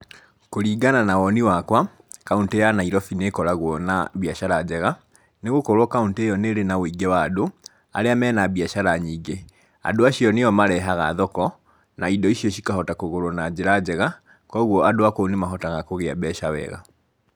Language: Kikuyu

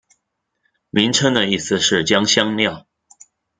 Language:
Chinese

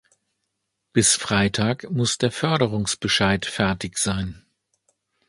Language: German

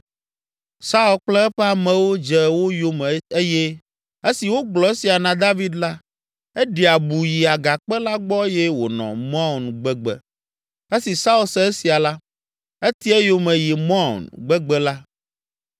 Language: Ewe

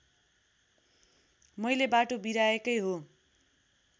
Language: Nepali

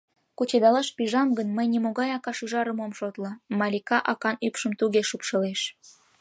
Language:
Mari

